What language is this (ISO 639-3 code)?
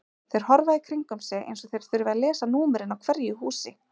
isl